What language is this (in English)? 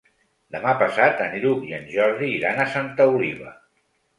Catalan